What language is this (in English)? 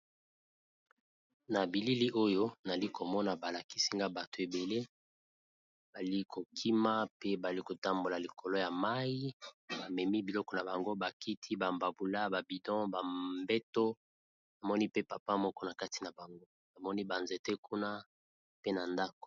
Lingala